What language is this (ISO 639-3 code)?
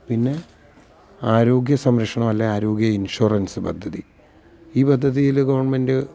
mal